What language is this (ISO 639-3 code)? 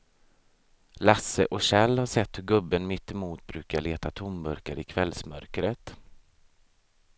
swe